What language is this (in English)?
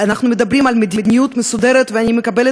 Hebrew